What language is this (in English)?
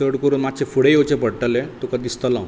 Konkani